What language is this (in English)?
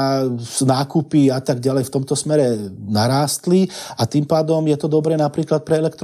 Slovak